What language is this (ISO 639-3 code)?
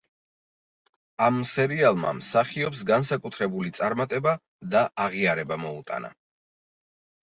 kat